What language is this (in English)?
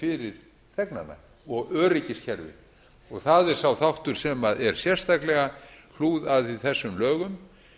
Icelandic